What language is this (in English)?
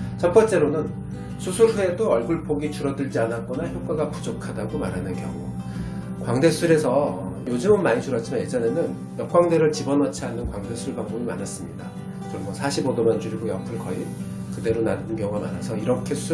Korean